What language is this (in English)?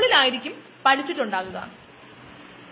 Malayalam